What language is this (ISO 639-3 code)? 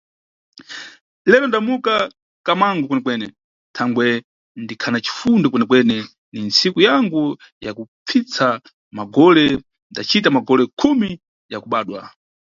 nyu